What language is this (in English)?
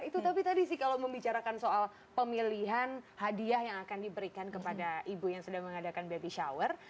Indonesian